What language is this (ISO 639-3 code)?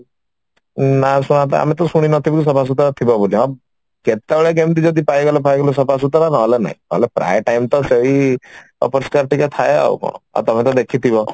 ori